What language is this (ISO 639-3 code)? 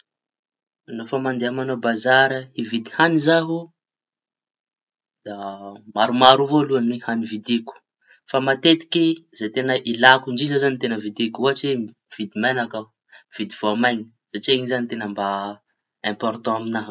txy